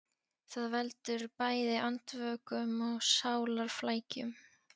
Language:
Icelandic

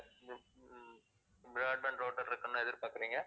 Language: Tamil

